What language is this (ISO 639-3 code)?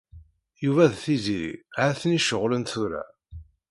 kab